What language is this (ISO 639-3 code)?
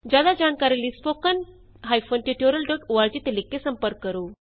pan